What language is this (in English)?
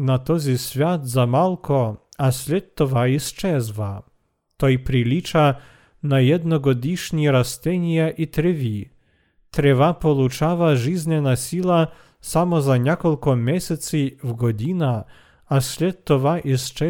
Bulgarian